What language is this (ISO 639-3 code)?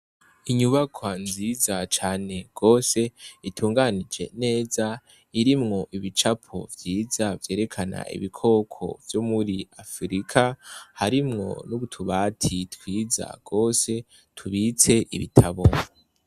run